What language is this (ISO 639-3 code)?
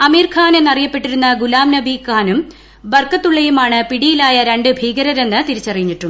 mal